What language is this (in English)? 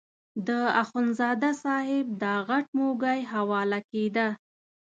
Pashto